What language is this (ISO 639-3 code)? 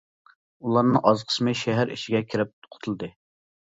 uig